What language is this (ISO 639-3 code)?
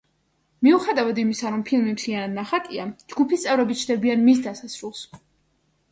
kat